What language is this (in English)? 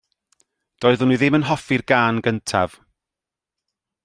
Welsh